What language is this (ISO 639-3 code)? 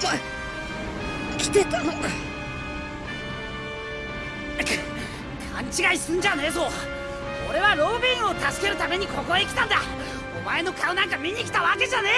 jpn